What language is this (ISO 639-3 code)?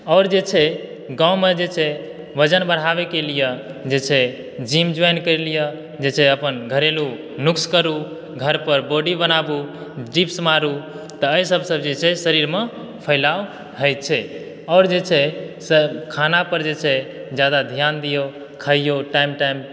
mai